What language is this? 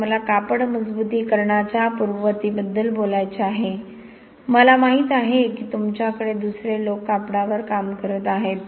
Marathi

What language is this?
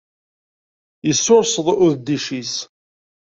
Kabyle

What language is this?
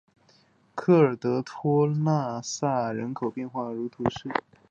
Chinese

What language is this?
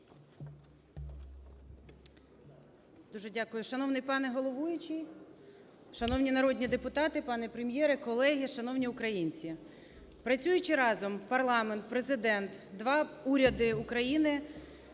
Ukrainian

